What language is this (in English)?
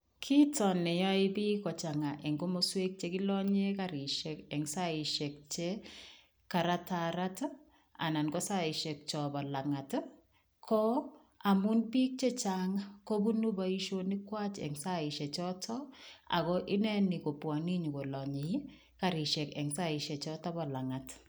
Kalenjin